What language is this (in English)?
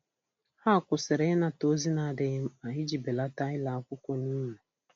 Igbo